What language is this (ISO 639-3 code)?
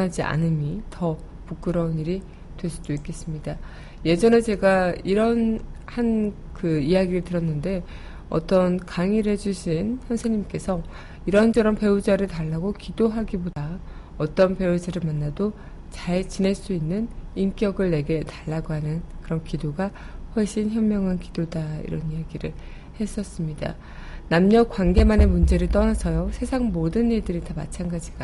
kor